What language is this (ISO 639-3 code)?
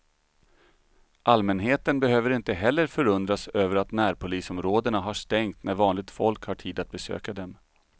swe